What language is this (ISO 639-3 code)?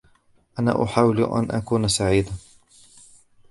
ara